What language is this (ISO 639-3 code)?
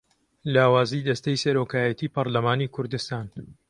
ckb